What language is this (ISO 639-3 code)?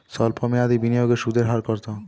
ben